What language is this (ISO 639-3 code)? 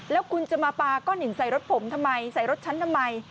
tha